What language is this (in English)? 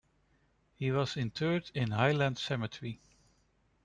English